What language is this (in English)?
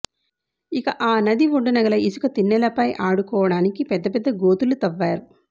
Telugu